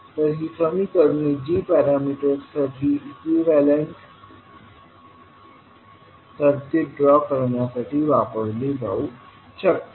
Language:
Marathi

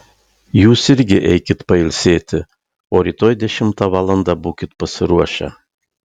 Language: Lithuanian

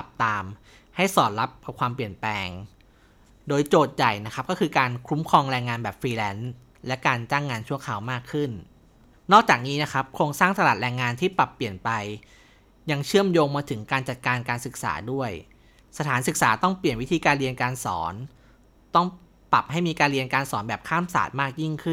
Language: Thai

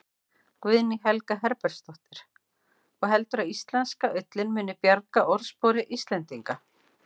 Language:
Icelandic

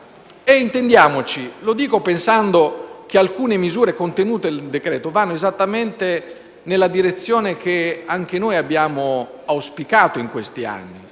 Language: Italian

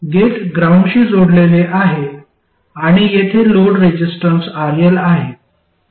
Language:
Marathi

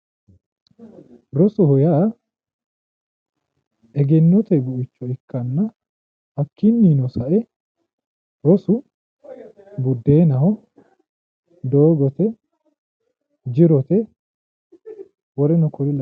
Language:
Sidamo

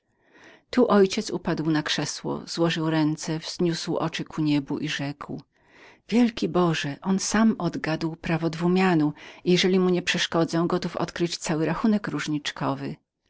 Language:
Polish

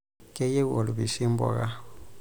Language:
Masai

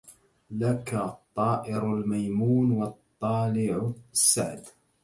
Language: Arabic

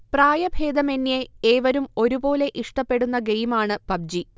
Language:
Malayalam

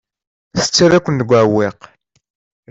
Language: Kabyle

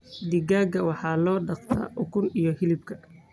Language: Somali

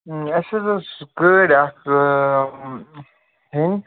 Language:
Kashmiri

